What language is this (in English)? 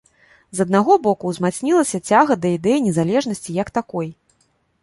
Belarusian